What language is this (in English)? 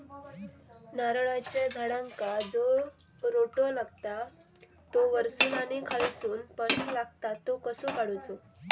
Marathi